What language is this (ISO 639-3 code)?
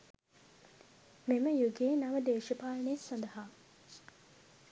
sin